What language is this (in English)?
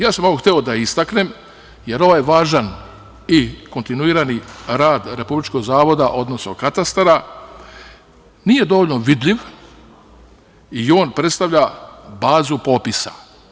Serbian